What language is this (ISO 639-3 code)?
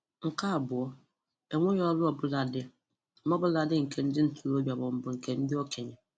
ibo